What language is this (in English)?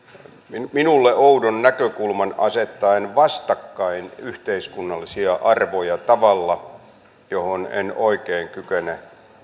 Finnish